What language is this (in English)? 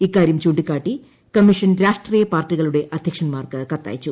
Malayalam